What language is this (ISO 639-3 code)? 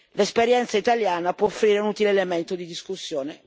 ita